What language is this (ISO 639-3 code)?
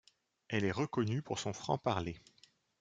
fra